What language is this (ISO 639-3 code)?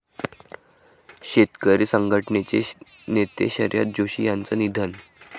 mar